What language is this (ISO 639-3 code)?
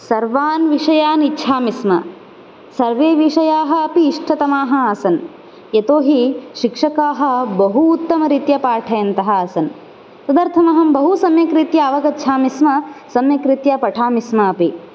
san